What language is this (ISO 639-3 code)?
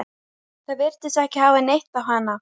isl